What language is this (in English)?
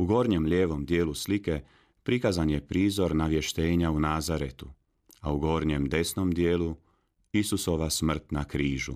Croatian